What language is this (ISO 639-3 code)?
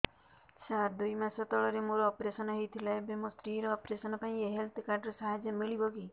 ori